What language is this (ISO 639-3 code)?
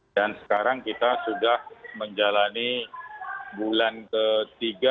ind